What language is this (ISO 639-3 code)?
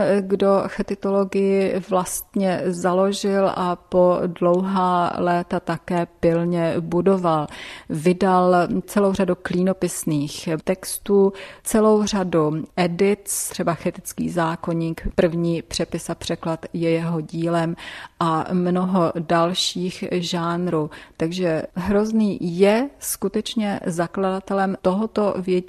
ces